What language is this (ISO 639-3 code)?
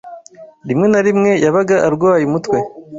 kin